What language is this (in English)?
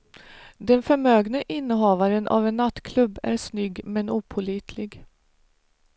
Swedish